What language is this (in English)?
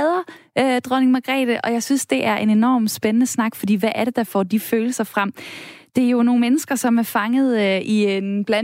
Danish